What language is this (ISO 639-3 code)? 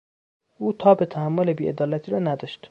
fas